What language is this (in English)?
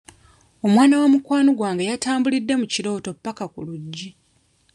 Ganda